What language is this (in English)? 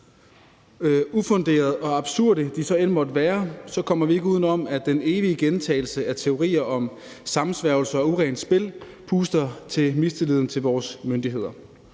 Danish